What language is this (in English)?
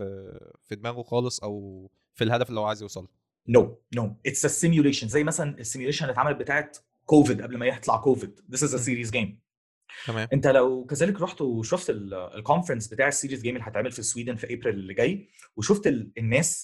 Arabic